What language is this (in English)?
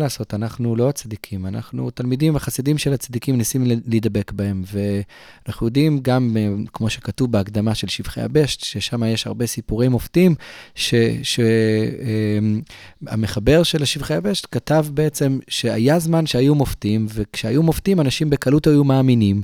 Hebrew